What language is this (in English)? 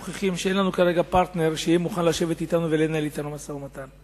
Hebrew